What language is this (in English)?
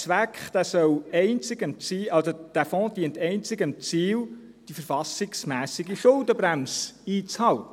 Swiss German